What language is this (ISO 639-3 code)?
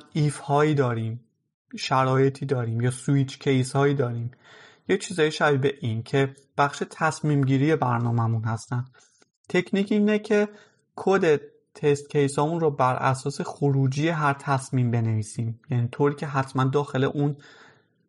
fas